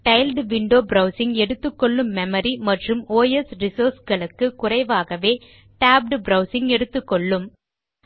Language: Tamil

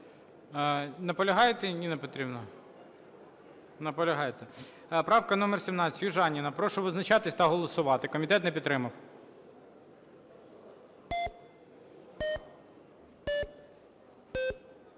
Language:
Ukrainian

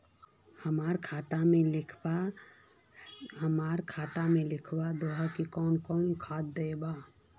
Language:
Magahi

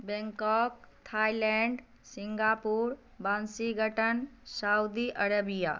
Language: Maithili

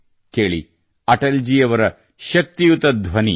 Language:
Kannada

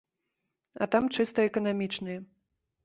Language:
Belarusian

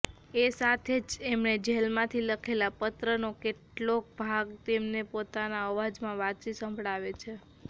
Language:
Gujarati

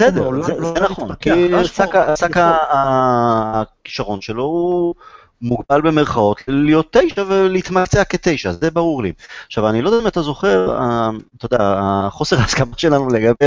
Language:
Hebrew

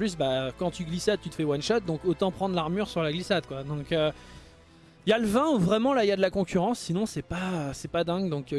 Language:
French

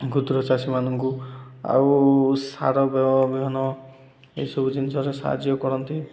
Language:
Odia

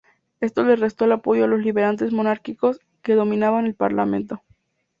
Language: Spanish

